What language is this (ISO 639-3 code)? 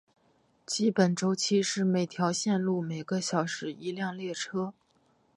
zho